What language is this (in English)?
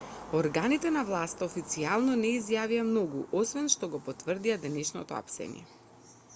Macedonian